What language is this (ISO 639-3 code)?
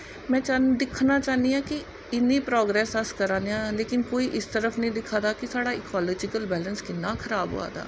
doi